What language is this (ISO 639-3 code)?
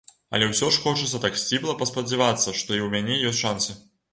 bel